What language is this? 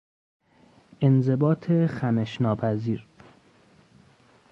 Persian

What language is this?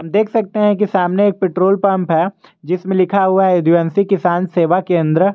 Hindi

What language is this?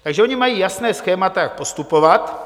Czech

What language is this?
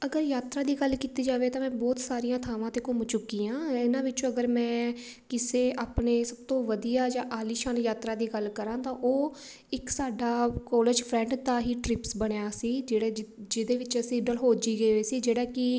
Punjabi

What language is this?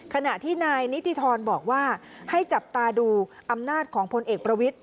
Thai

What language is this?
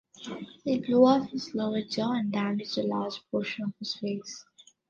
English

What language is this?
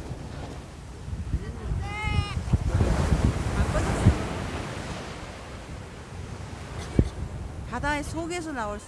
Korean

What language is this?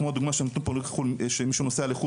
Hebrew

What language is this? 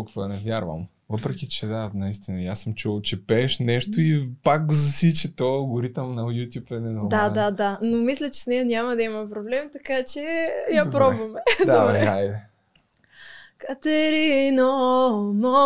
Bulgarian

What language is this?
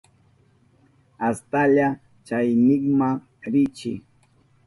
Southern Pastaza Quechua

